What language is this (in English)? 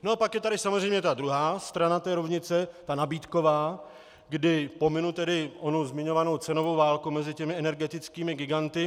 Czech